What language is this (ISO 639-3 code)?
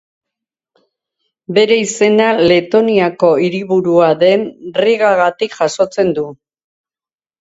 eus